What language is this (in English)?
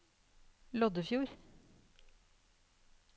Norwegian